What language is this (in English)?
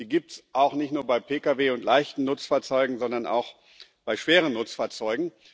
German